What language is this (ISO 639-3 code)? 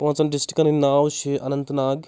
kas